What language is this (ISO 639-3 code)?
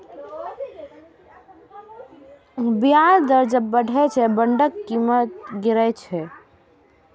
mai